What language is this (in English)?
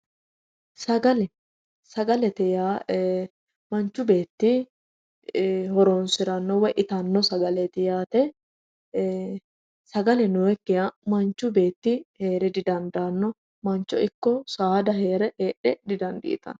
Sidamo